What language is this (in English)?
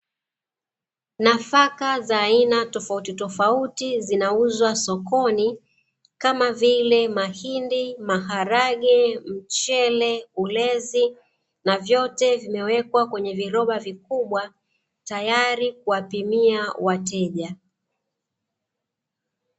Swahili